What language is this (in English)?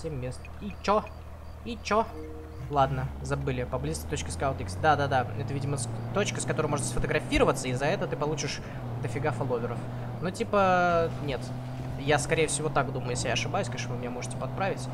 Russian